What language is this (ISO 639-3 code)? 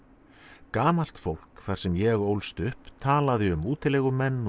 isl